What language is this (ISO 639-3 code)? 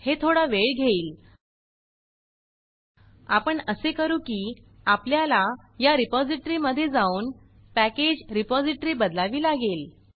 mar